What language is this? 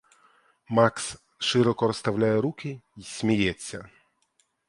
Ukrainian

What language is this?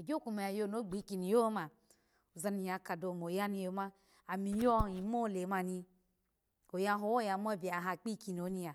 Alago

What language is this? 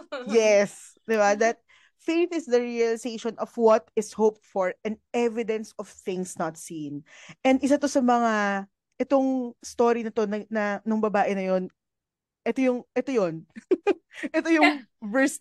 Filipino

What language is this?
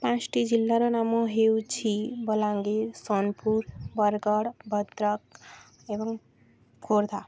Odia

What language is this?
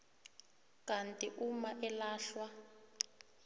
South Ndebele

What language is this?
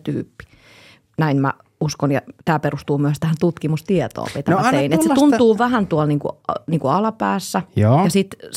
Finnish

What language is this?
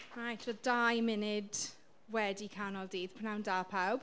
Welsh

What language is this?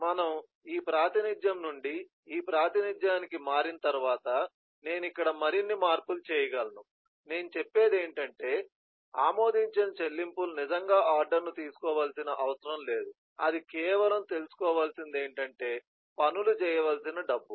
Telugu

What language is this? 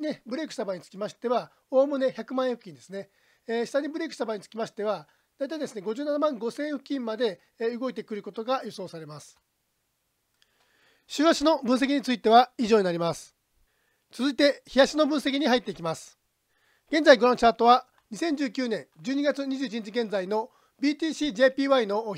Japanese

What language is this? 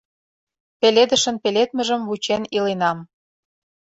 Mari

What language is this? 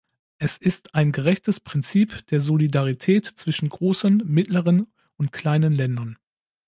German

